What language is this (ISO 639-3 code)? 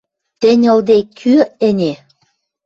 mrj